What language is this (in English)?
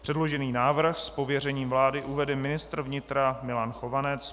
Czech